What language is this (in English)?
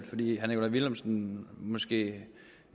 Danish